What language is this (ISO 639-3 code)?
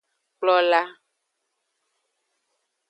ajg